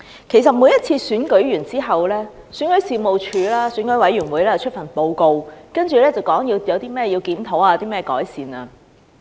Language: Cantonese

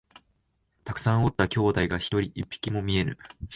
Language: Japanese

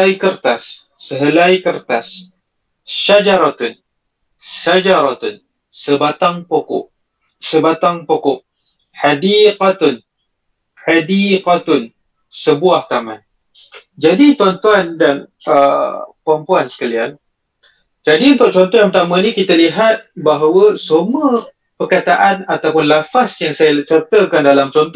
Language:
Malay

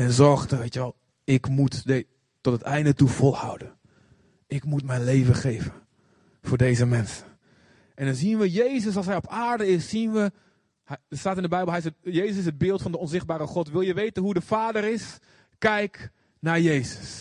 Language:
Dutch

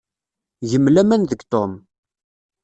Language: Kabyle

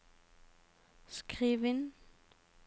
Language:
Norwegian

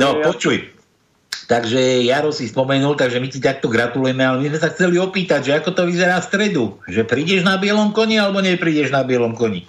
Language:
Slovak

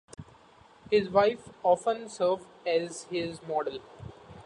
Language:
English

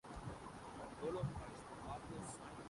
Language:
Urdu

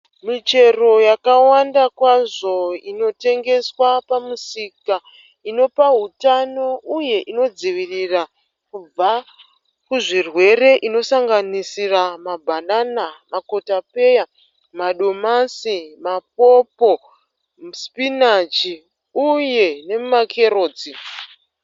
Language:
Shona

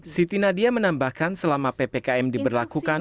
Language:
Indonesian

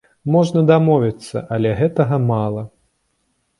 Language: Belarusian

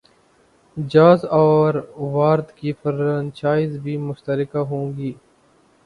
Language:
Urdu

